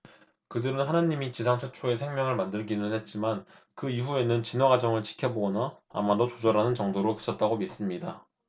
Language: Korean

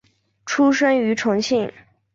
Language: Chinese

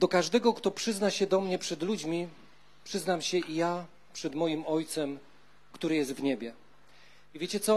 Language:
Polish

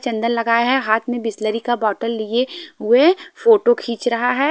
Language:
Hindi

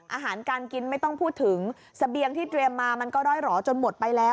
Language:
Thai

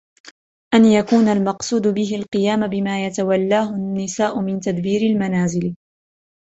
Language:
Arabic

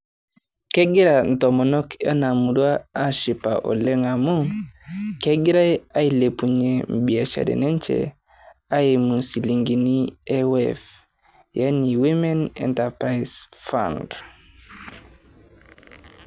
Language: Masai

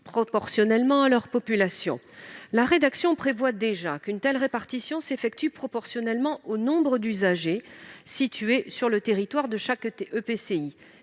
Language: French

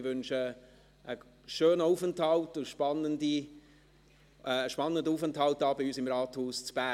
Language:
Swiss German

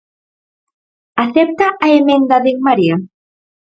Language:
Galician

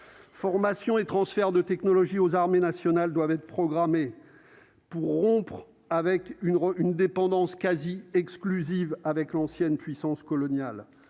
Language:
French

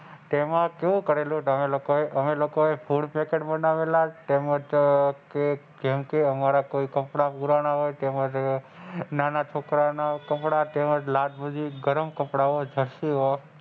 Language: Gujarati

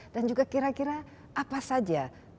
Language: Indonesian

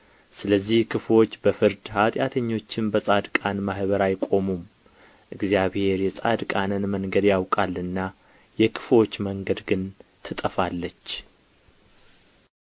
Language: Amharic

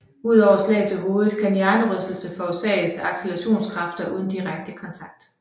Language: Danish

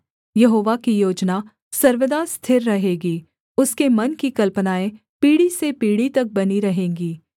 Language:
Hindi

